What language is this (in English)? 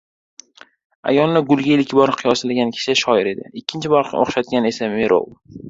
Uzbek